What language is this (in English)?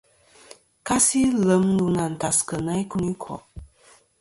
Kom